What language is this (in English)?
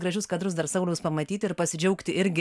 Lithuanian